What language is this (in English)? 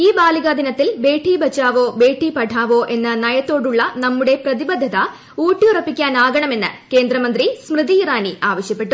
Malayalam